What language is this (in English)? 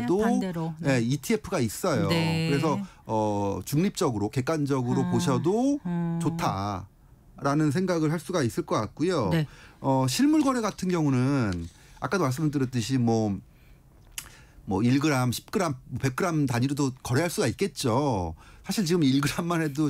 Korean